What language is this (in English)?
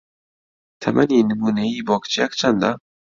Central Kurdish